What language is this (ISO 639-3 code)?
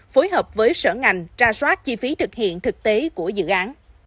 vie